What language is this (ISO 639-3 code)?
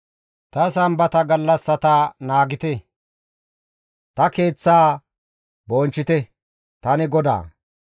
gmv